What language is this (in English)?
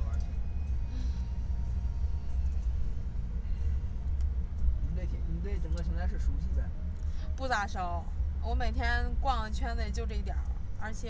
Chinese